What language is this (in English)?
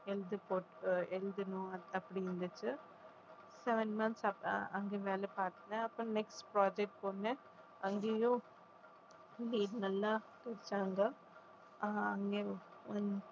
Tamil